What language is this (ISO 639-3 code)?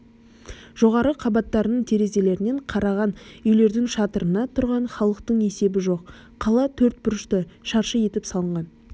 kaz